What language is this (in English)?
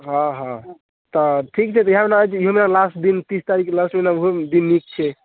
Maithili